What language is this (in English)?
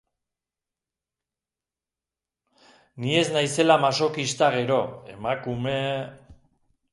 Basque